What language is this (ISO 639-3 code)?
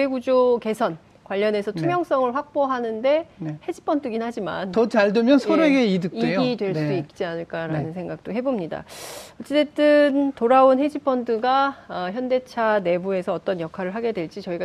kor